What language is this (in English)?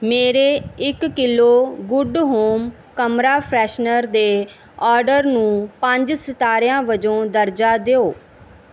Punjabi